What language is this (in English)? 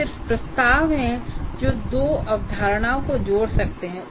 Hindi